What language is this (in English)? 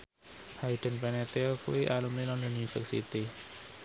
Javanese